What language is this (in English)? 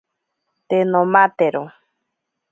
Ashéninka Perené